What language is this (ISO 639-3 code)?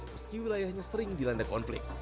ind